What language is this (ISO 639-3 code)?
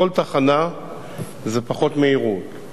heb